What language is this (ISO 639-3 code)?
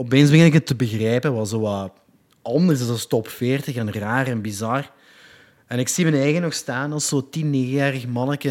nld